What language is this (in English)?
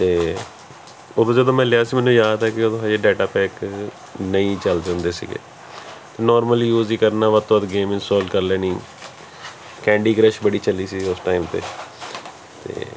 Punjabi